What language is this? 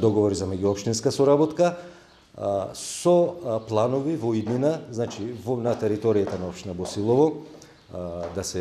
Macedonian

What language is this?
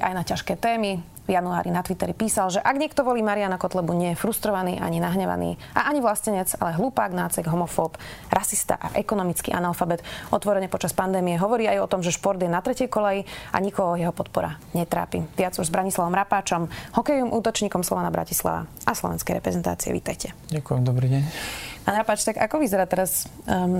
Slovak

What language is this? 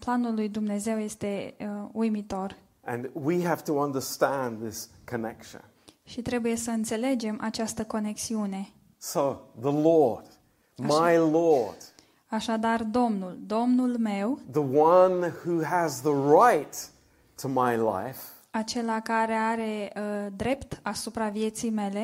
Romanian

